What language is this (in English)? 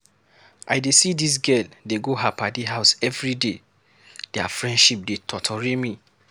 Nigerian Pidgin